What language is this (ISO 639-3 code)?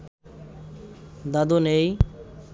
ben